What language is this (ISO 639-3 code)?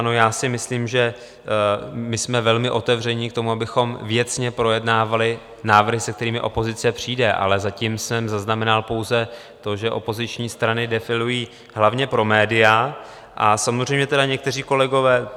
ces